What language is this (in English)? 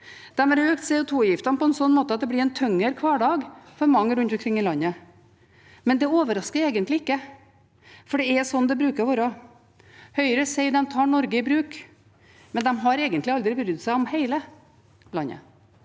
Norwegian